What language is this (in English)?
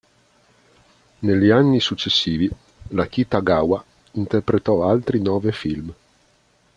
Italian